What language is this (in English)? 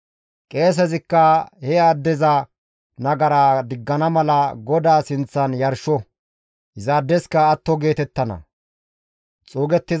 Gamo